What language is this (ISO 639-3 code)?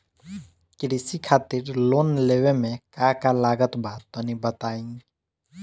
bho